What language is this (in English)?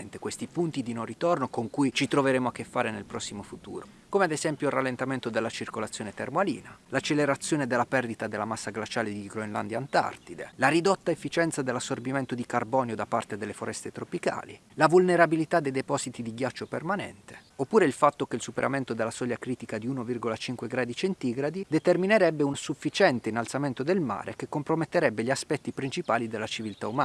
Italian